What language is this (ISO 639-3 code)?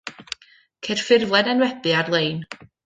cym